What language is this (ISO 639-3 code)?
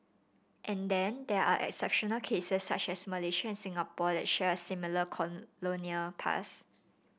eng